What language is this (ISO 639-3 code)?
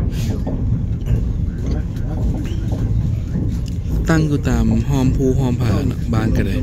tha